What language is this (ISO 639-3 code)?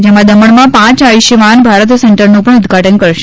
guj